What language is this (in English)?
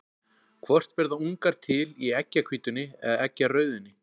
Icelandic